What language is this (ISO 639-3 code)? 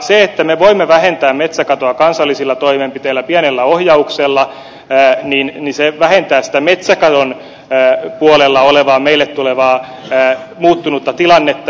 fin